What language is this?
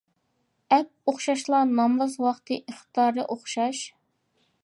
Uyghur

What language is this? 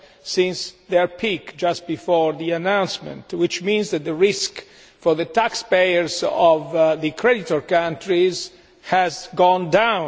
English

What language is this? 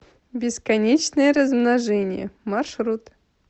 Russian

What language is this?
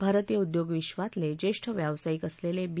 Marathi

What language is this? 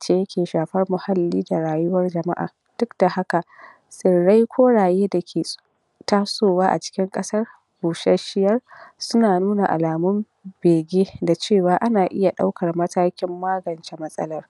Hausa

